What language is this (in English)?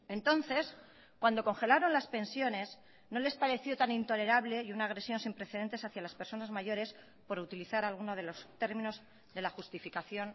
Spanish